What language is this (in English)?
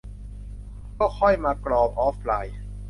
Thai